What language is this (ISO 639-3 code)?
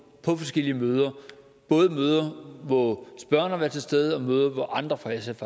dan